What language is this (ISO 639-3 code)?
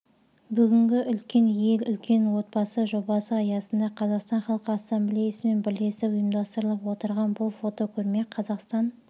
kaz